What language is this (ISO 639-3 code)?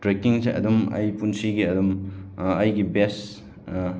mni